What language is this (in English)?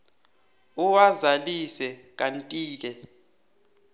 South Ndebele